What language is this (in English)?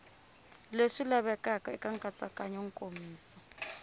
Tsonga